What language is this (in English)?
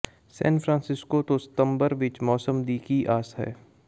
Punjabi